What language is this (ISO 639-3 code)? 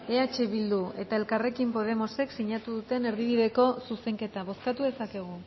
eus